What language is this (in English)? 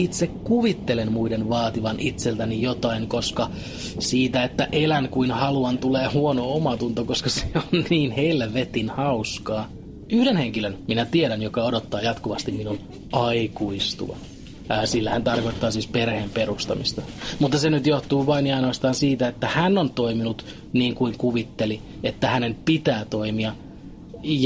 Finnish